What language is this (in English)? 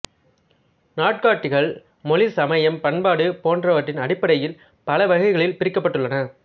Tamil